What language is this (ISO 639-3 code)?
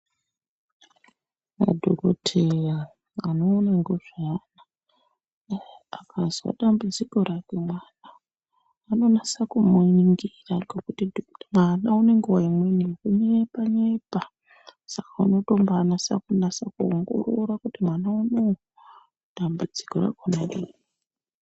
ndc